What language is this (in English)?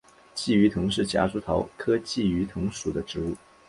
Chinese